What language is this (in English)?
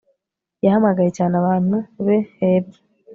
Kinyarwanda